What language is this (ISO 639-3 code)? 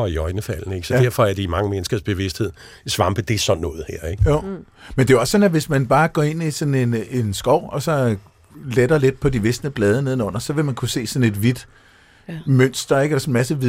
dan